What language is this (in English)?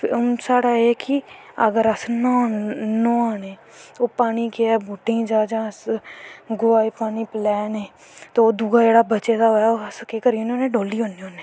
Dogri